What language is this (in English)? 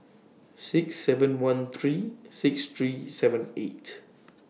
English